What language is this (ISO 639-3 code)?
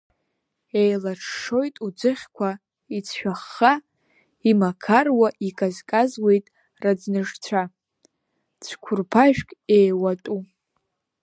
abk